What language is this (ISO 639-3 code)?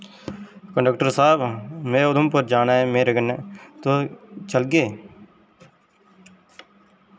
doi